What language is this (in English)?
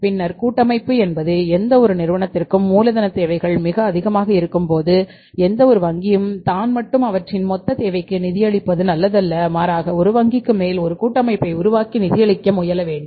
Tamil